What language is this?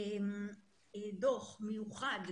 Hebrew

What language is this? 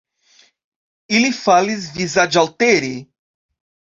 Esperanto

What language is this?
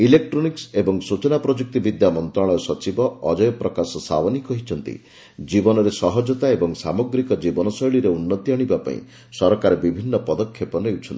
Odia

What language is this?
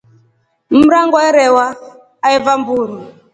Rombo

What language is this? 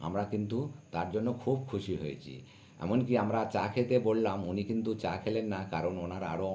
Bangla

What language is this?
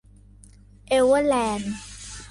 Thai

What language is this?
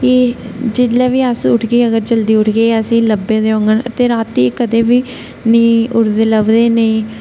Dogri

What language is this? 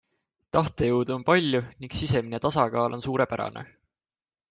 Estonian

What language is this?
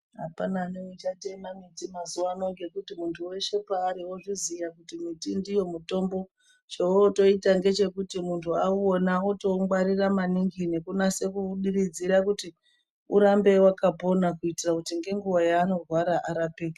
Ndau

